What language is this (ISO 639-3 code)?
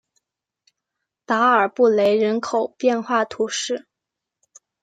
zho